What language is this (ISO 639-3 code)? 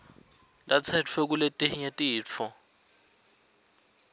ssw